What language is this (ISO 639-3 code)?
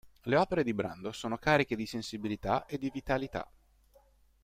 ita